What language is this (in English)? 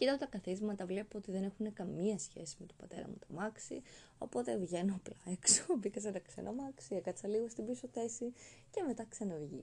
Greek